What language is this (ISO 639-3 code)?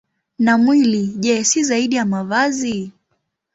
swa